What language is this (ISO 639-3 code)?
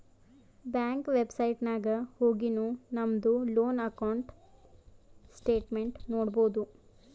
kan